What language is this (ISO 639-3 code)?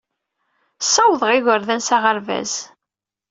kab